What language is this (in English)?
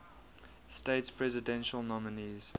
English